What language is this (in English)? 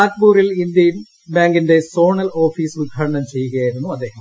Malayalam